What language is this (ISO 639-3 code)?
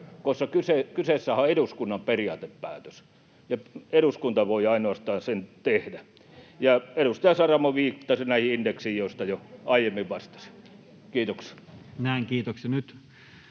fin